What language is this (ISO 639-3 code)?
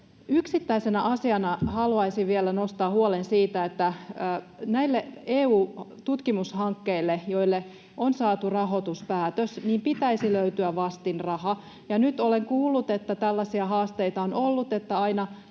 fin